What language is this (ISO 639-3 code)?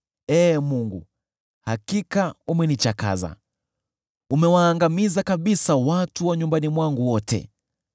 swa